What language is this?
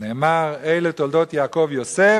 Hebrew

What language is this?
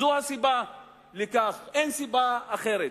Hebrew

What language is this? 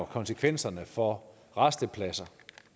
Danish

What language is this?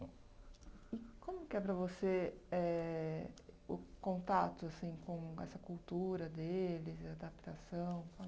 Portuguese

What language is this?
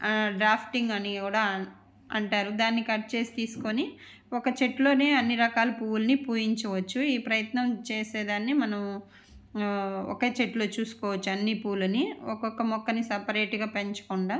Telugu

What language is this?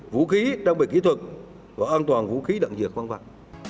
Vietnamese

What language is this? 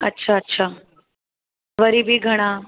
Sindhi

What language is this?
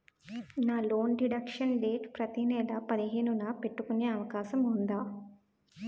Telugu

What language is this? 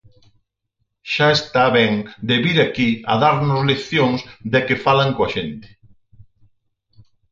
Galician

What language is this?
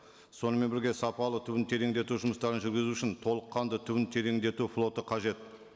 Kazakh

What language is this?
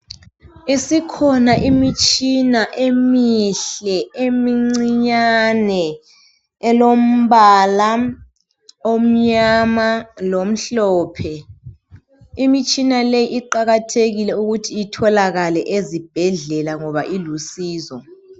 North Ndebele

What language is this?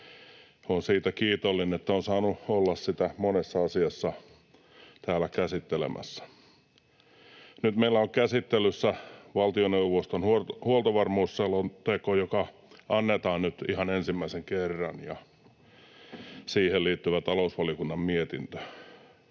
Finnish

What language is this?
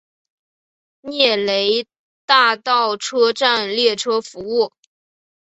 Chinese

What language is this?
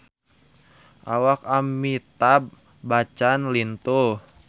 Sundanese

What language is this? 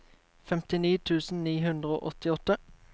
Norwegian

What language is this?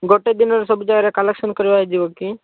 Odia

